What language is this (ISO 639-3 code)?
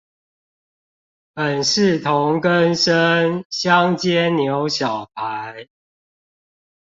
zho